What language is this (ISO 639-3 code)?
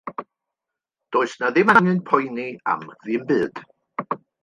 cym